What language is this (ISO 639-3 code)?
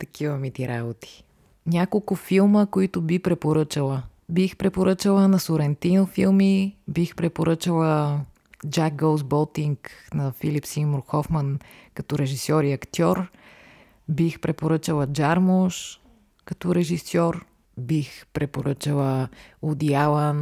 bul